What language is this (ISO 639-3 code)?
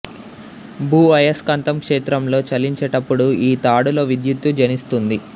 tel